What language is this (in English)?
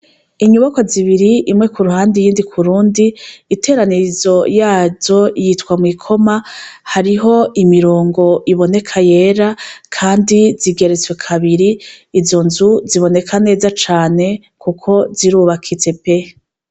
Rundi